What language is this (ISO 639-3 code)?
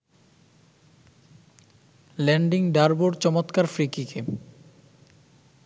ben